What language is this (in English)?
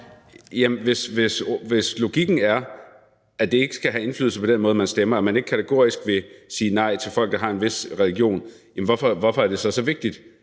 Danish